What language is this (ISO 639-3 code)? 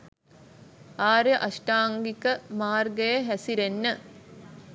sin